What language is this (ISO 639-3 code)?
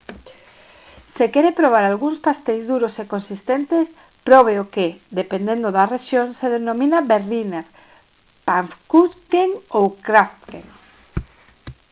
glg